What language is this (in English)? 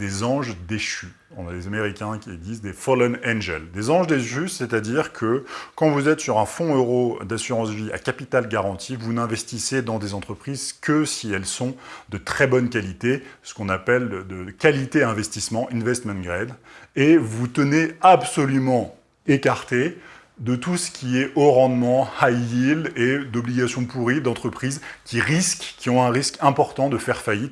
French